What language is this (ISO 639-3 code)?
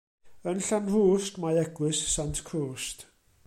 cym